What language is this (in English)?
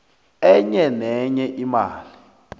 South Ndebele